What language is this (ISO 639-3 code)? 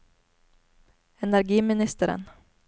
nor